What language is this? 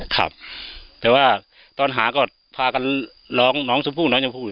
Thai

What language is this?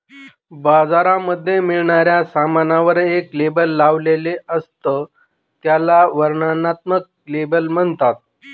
Marathi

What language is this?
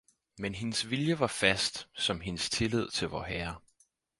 Danish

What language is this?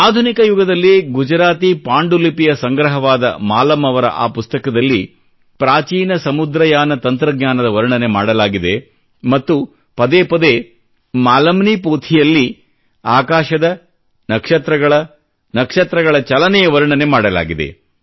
Kannada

